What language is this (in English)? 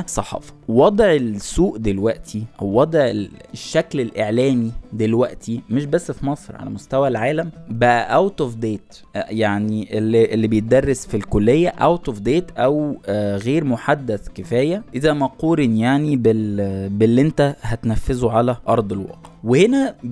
Arabic